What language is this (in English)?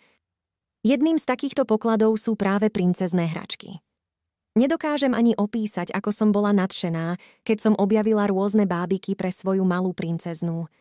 Slovak